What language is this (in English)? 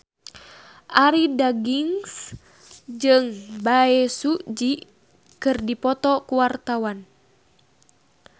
Sundanese